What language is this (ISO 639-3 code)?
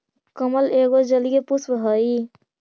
mag